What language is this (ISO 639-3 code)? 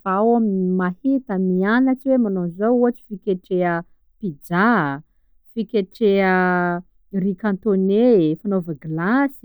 skg